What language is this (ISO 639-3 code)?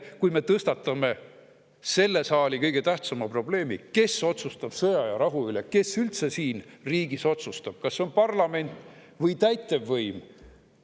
est